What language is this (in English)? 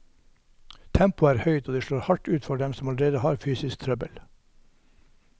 Norwegian